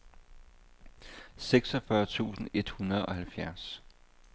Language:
Danish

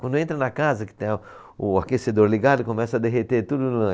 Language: Portuguese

